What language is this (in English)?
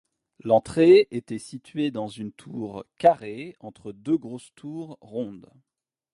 French